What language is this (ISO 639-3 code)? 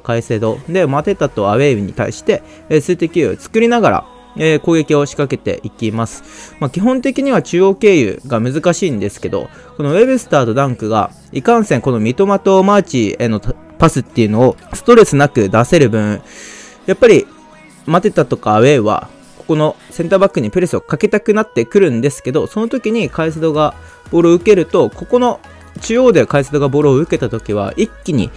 jpn